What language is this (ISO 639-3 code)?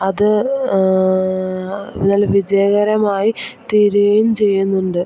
mal